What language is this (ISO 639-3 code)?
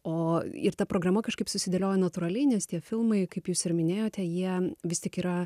lit